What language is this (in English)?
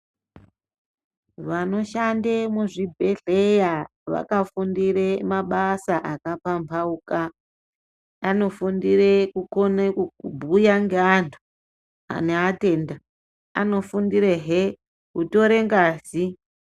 Ndau